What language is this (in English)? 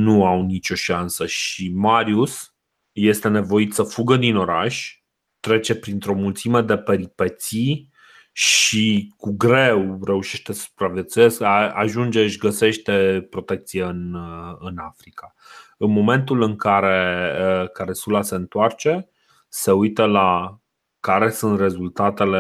Romanian